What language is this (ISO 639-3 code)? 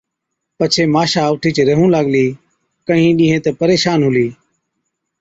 odk